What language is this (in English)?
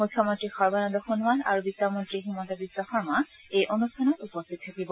Assamese